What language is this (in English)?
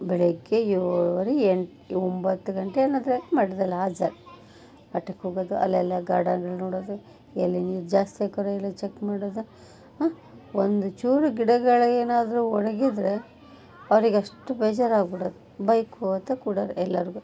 Kannada